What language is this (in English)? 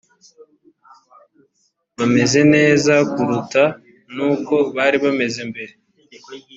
Kinyarwanda